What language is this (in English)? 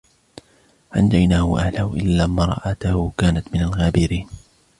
Arabic